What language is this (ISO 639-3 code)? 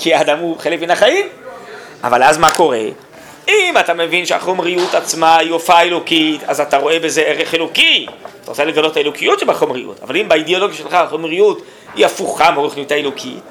heb